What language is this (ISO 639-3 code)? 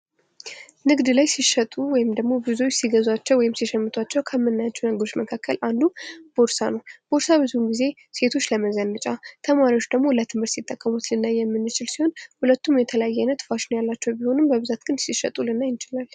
amh